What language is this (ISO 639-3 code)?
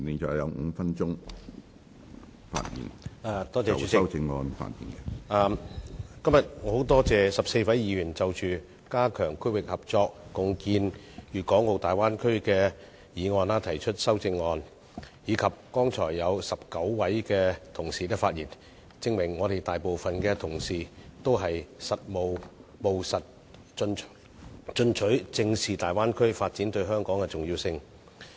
yue